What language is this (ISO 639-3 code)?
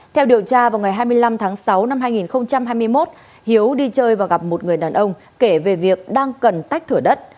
vie